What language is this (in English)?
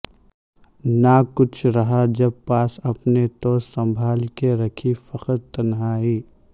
Urdu